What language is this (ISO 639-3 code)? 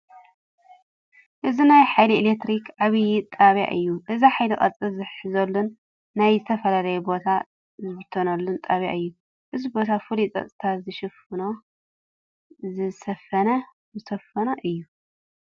tir